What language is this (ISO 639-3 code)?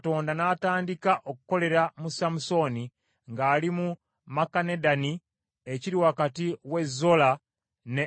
lug